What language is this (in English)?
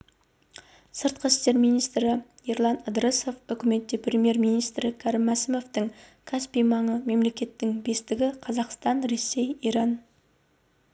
Kazakh